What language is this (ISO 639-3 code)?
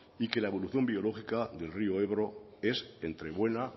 spa